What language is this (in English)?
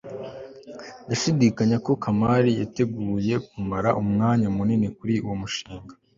Kinyarwanda